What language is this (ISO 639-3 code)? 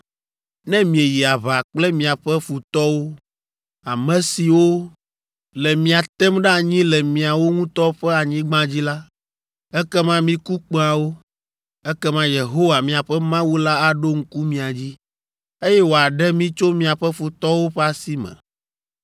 ewe